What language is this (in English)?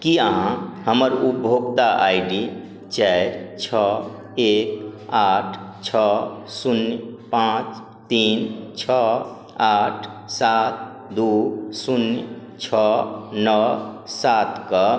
Maithili